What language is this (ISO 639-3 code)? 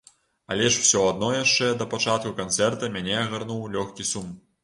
bel